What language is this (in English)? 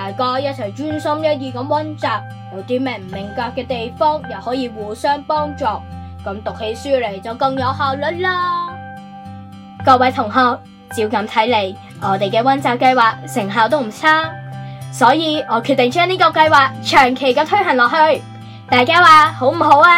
Chinese